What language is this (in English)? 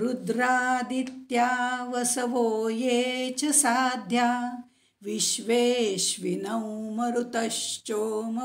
Hindi